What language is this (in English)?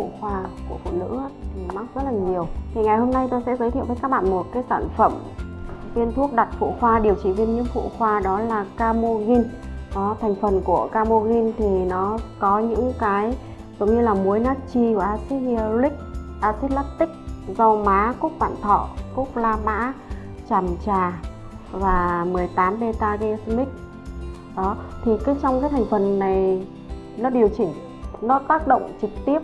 Vietnamese